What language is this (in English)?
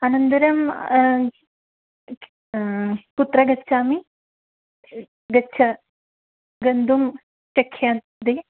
Sanskrit